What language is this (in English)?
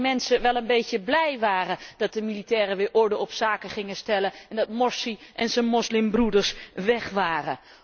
Dutch